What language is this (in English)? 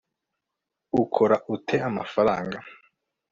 Kinyarwanda